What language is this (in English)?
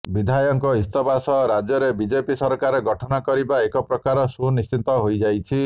Odia